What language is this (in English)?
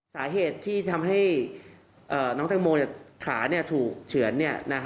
Thai